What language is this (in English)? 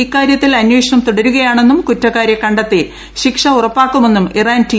Malayalam